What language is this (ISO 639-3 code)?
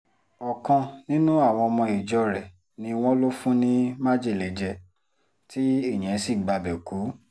yor